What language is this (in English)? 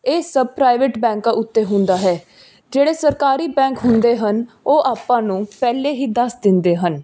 Punjabi